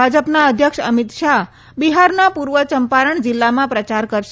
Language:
Gujarati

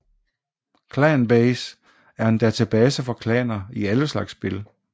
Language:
Danish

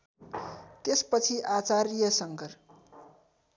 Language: Nepali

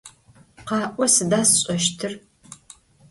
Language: Adyghe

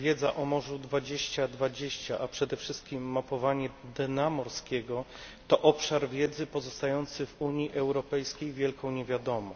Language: Polish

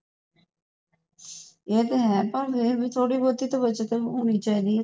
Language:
Punjabi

